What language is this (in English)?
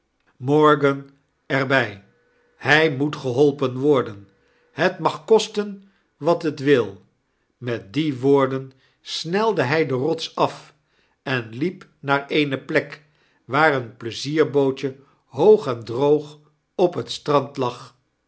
Dutch